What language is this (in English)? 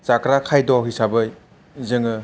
Bodo